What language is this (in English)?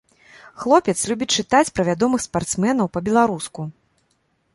Belarusian